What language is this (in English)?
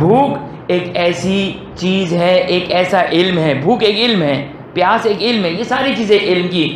Hindi